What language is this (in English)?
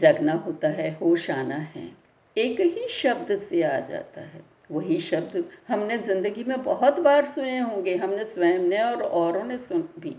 Hindi